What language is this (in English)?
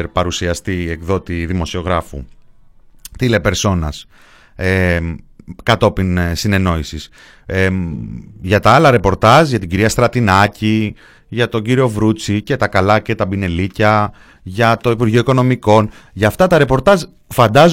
Greek